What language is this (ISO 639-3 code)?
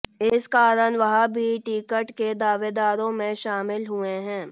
hin